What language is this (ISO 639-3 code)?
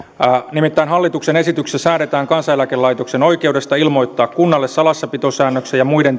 fin